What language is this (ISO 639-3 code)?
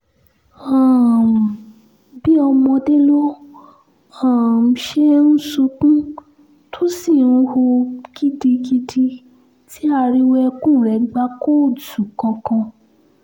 yor